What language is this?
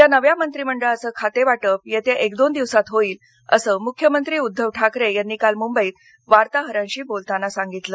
Marathi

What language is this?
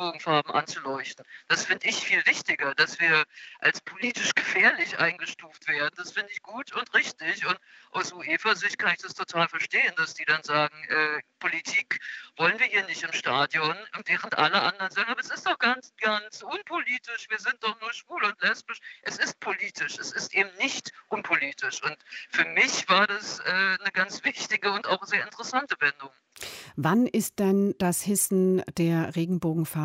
German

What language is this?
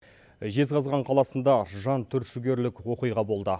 Kazakh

